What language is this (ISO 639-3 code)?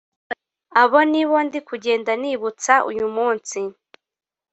kin